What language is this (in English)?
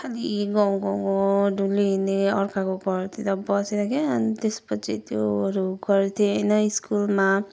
Nepali